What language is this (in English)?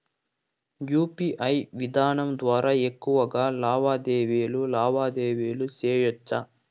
Telugu